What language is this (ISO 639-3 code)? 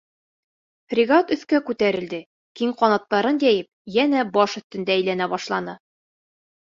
bak